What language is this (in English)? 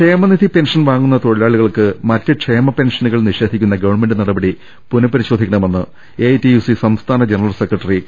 Malayalam